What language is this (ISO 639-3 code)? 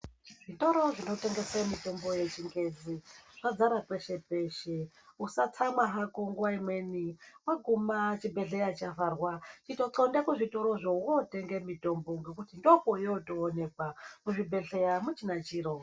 ndc